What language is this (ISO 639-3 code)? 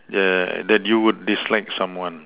eng